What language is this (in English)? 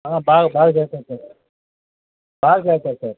Telugu